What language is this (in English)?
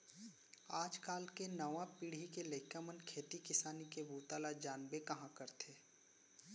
Chhattisgarhi